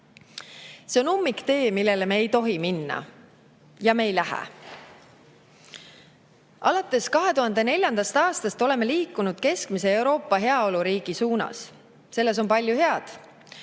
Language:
Estonian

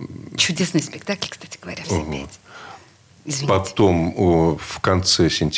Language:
Russian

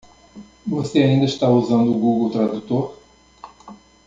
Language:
Portuguese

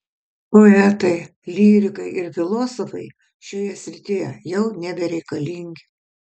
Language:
Lithuanian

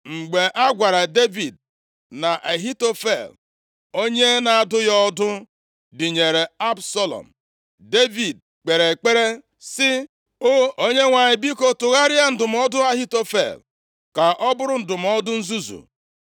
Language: Igbo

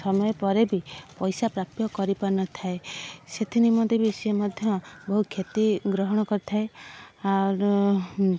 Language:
Odia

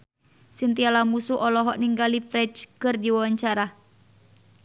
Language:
Sundanese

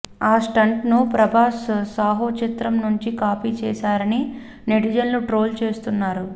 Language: Telugu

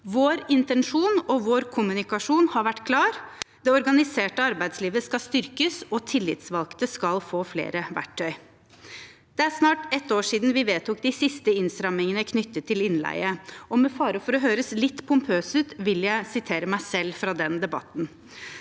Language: Norwegian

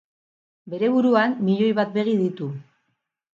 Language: Basque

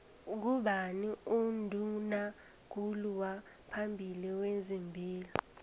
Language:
South Ndebele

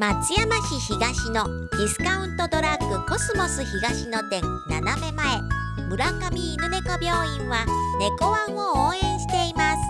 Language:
Japanese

